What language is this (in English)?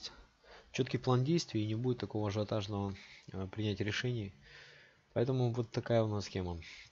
Russian